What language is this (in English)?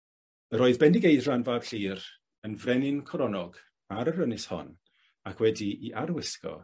Welsh